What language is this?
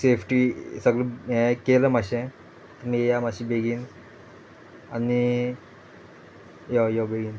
Konkani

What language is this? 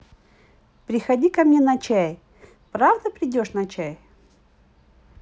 Russian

